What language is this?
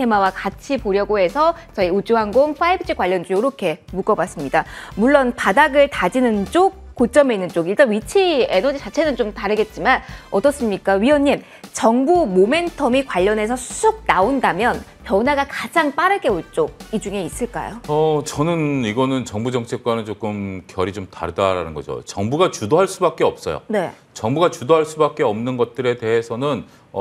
Korean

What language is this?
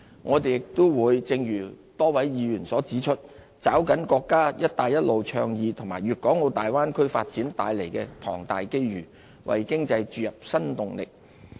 Cantonese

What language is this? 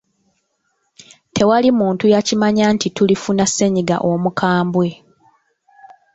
Ganda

